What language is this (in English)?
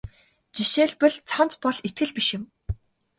Mongolian